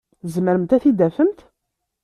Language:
Kabyle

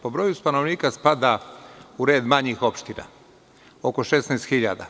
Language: Serbian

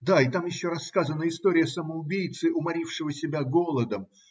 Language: Russian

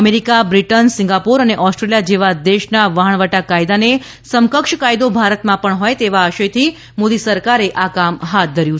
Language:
Gujarati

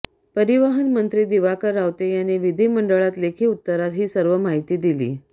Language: Marathi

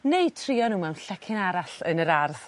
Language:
Welsh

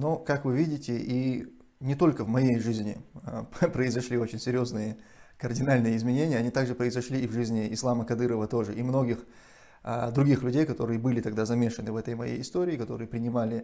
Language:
Russian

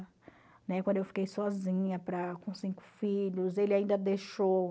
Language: Portuguese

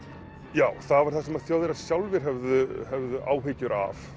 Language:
Icelandic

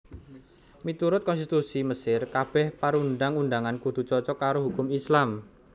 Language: Javanese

